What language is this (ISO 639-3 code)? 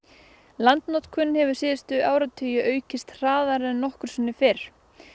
isl